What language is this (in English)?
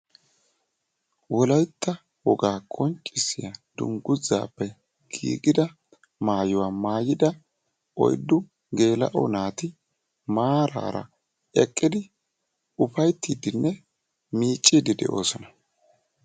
Wolaytta